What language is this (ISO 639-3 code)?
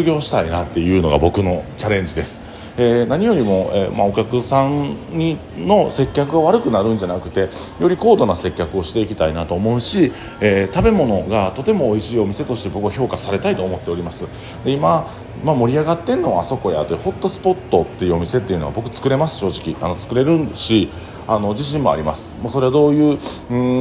jpn